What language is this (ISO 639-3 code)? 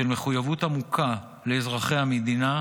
heb